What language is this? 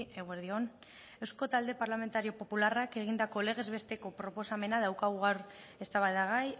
Basque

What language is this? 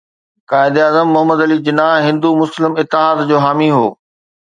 Sindhi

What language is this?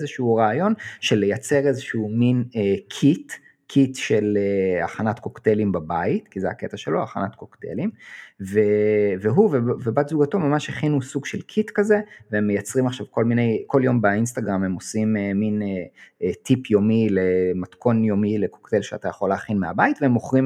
Hebrew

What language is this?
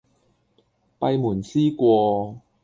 Cantonese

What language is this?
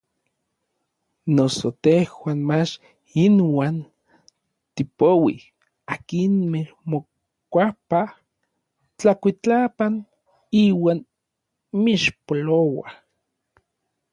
Orizaba Nahuatl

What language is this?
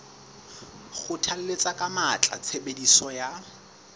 Southern Sotho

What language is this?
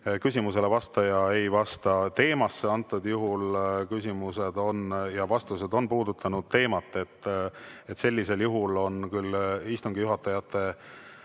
Estonian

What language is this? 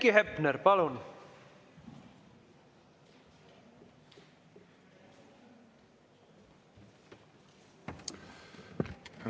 Estonian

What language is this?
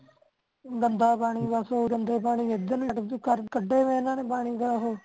Punjabi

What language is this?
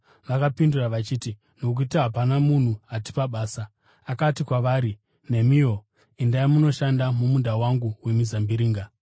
Shona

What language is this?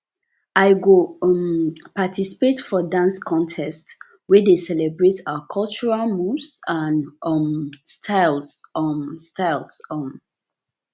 Nigerian Pidgin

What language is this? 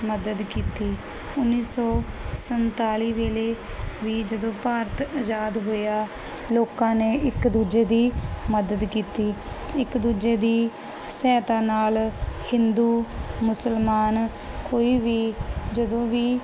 Punjabi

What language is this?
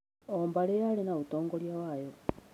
Kikuyu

